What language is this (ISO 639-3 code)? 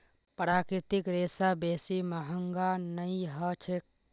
mag